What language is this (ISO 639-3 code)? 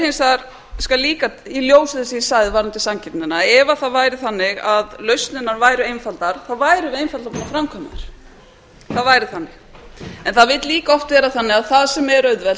isl